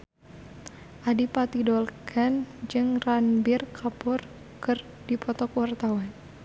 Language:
Sundanese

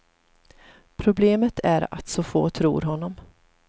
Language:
Swedish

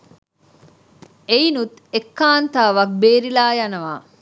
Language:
Sinhala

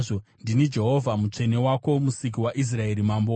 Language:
Shona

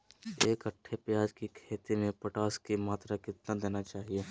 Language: Magahi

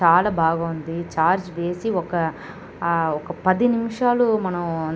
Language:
Telugu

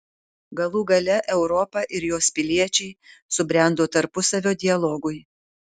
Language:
Lithuanian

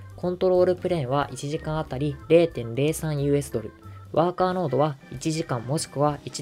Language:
Japanese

